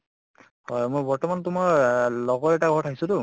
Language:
Assamese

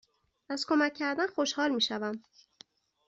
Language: Persian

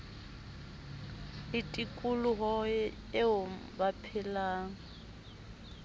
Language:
Southern Sotho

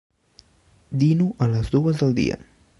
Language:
Catalan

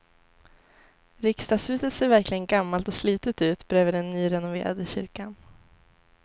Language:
Swedish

